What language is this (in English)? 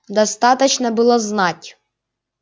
Russian